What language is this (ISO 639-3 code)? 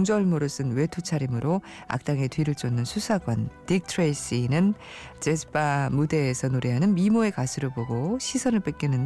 kor